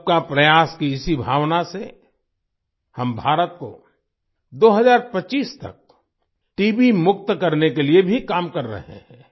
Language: Hindi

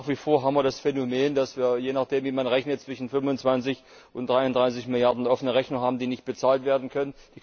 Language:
German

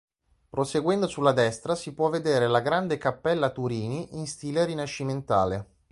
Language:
Italian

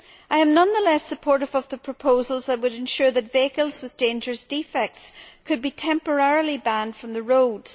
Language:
English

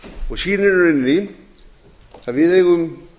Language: Icelandic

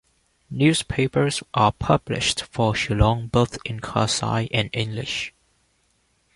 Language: English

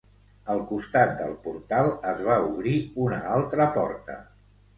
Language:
Catalan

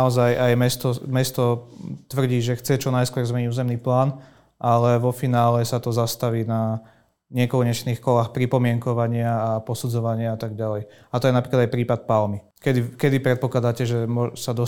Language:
Slovak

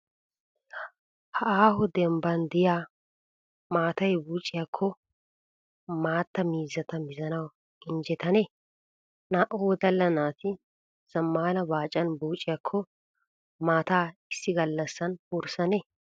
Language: Wolaytta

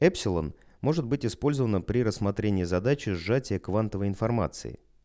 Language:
Russian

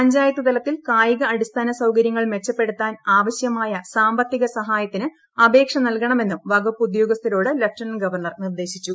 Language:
Malayalam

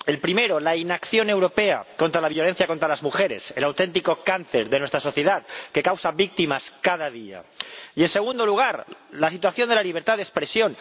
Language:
Spanish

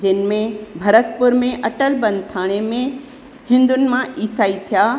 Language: Sindhi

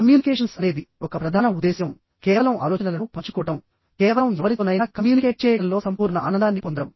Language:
Telugu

